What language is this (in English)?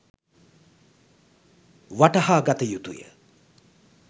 Sinhala